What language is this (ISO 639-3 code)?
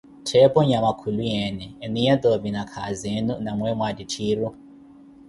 eko